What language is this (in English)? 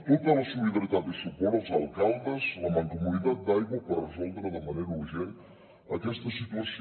Catalan